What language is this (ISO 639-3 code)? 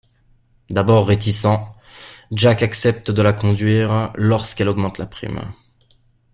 fra